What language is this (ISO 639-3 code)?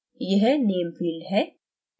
hin